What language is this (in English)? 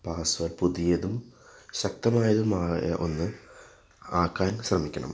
Malayalam